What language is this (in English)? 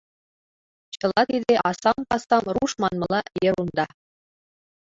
Mari